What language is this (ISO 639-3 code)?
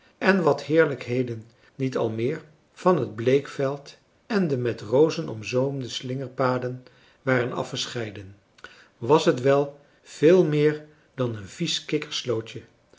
nld